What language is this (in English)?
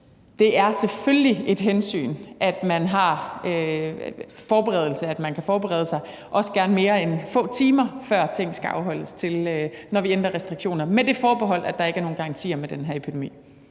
Danish